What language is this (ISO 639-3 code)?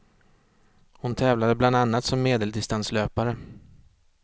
swe